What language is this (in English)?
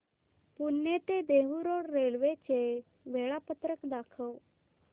Marathi